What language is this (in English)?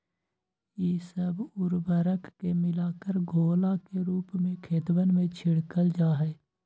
Magahi